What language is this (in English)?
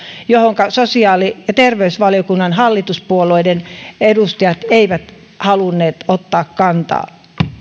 Finnish